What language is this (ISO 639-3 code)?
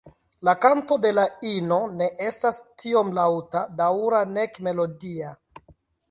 epo